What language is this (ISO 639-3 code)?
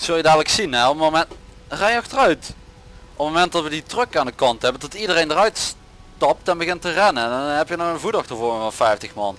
nld